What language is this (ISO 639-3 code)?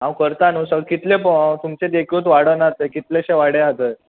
kok